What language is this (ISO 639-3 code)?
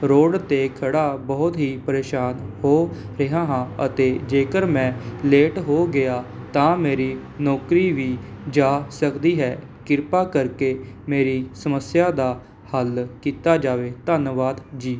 pan